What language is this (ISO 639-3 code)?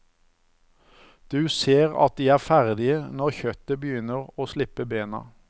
nor